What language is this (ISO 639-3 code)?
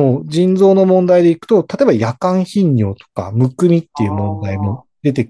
jpn